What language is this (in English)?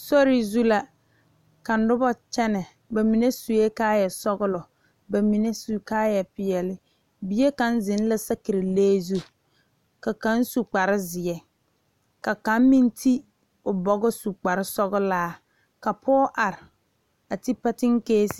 Southern Dagaare